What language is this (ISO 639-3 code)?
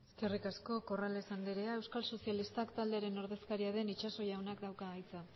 eus